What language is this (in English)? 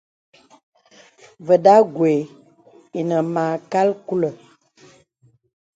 Bebele